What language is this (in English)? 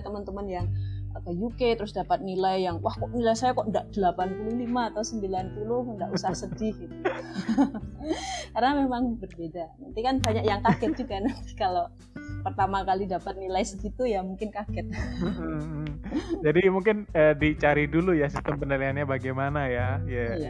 Indonesian